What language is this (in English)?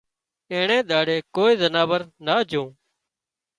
Wadiyara Koli